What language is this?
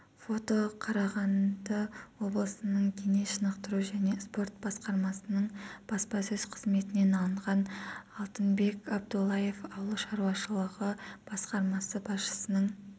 Kazakh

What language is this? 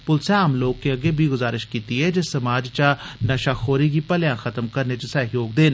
Dogri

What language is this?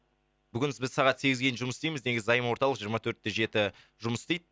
Kazakh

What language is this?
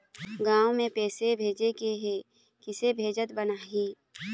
Chhattisgarhi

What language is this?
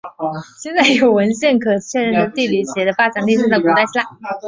Chinese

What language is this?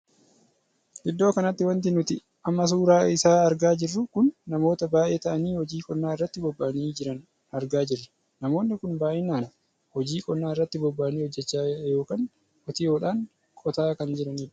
Oromo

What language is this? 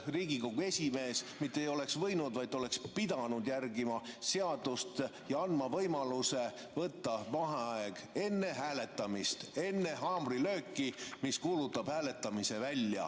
Estonian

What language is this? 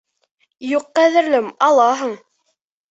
Bashkir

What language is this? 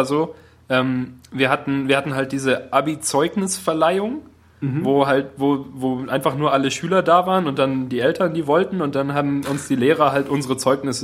German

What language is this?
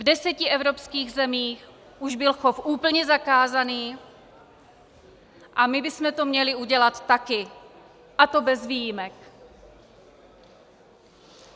Czech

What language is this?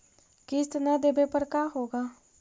Magahi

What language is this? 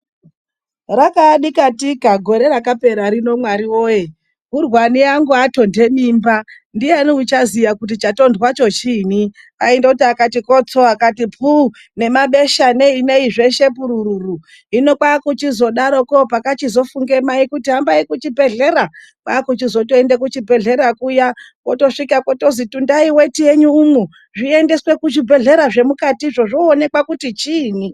Ndau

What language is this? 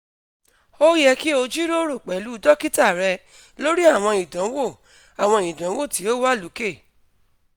Yoruba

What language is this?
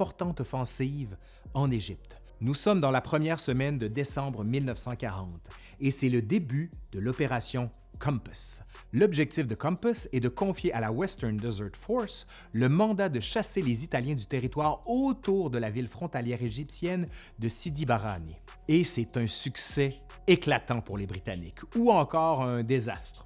French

